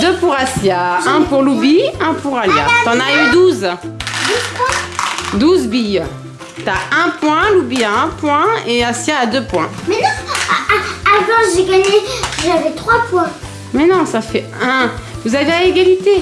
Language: French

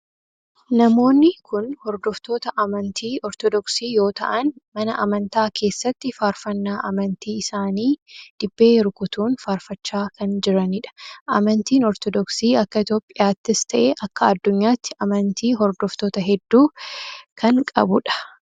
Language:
Oromo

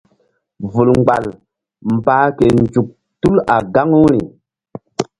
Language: Mbum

